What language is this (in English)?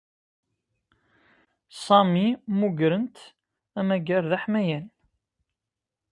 Kabyle